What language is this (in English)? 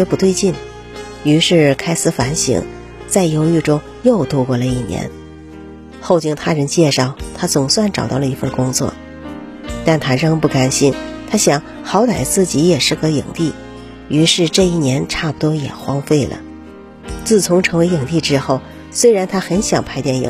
Chinese